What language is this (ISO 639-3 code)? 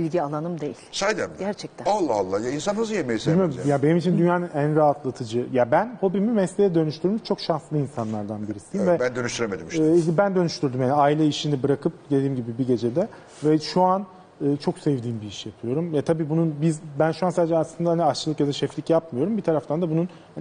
tur